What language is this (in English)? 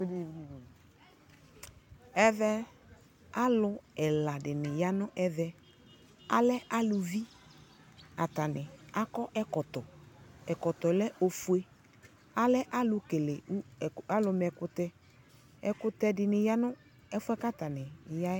Ikposo